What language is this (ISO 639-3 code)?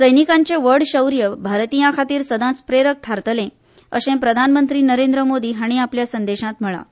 kok